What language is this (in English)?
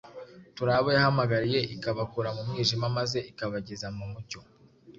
Kinyarwanda